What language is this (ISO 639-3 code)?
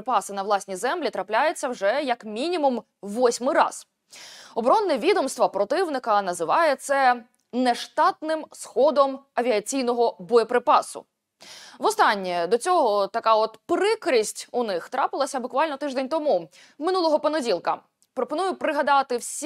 ukr